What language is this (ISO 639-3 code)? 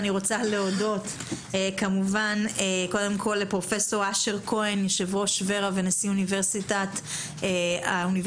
heb